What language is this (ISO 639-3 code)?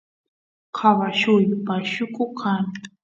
qus